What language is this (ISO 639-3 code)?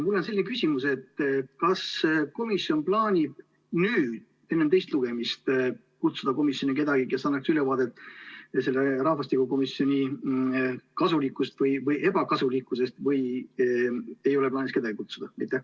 est